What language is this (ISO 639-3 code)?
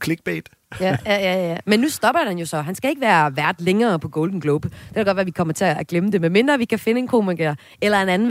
dan